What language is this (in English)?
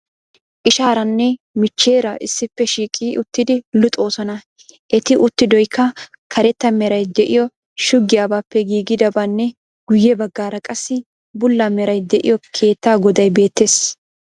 Wolaytta